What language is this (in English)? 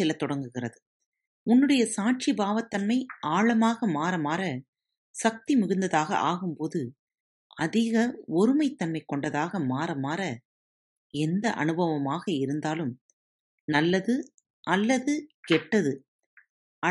Tamil